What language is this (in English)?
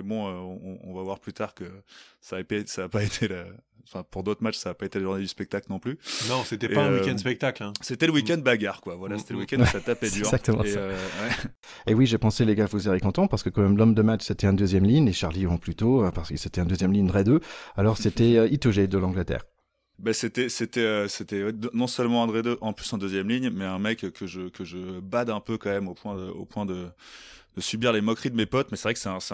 French